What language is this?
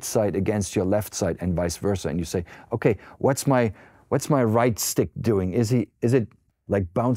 English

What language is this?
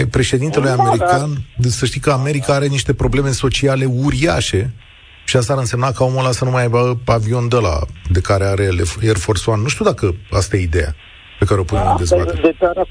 Romanian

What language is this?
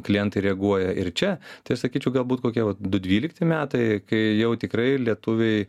Lithuanian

